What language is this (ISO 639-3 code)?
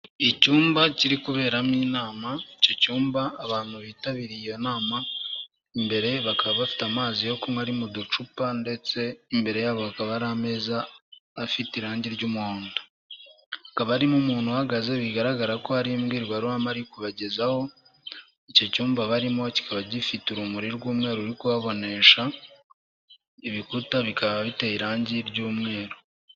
kin